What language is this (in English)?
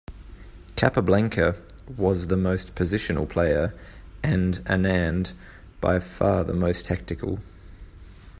English